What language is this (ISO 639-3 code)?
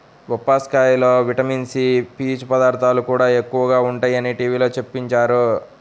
tel